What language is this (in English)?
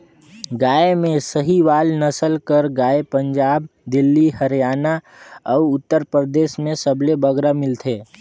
Chhattisgarhi